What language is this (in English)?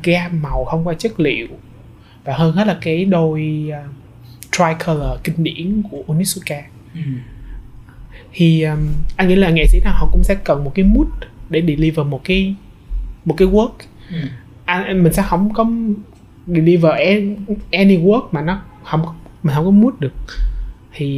Vietnamese